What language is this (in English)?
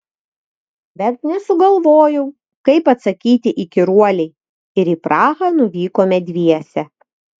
Lithuanian